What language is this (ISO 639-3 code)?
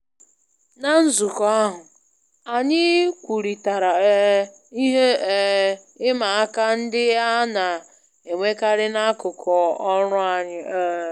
ibo